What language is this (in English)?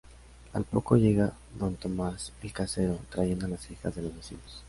Spanish